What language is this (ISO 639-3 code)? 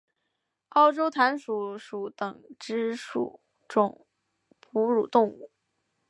zho